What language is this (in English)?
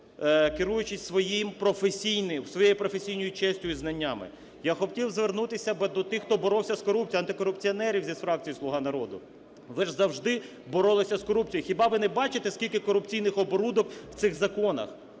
Ukrainian